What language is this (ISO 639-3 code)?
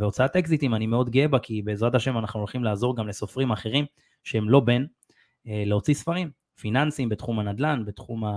heb